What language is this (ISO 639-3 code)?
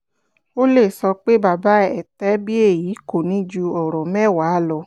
yor